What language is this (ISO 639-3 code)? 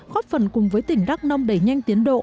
vie